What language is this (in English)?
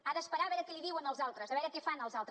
Catalan